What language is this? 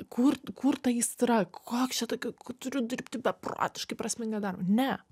Lithuanian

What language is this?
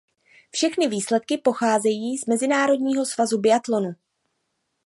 Czech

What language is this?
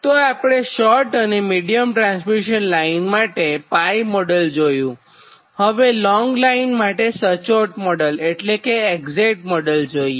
Gujarati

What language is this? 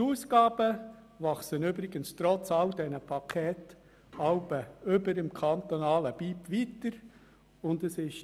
Swiss German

